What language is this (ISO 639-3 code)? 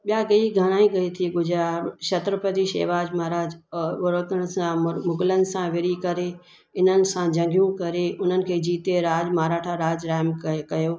snd